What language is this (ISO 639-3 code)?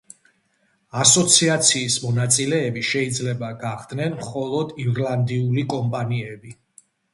kat